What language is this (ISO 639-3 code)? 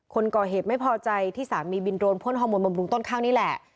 tha